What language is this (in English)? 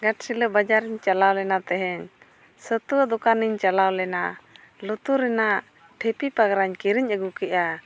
Santali